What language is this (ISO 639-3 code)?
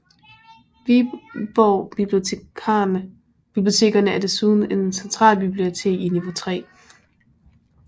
dan